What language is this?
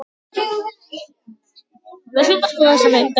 Icelandic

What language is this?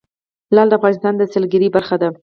Pashto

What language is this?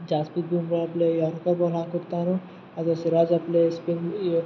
Kannada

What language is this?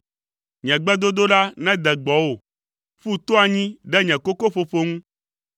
Ewe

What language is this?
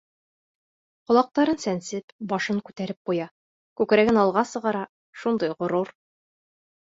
Bashkir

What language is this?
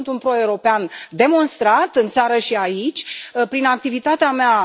Romanian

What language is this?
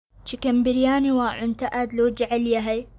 Somali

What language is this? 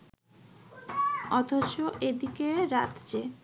Bangla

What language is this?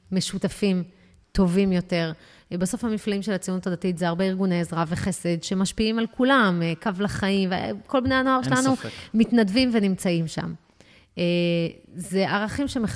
Hebrew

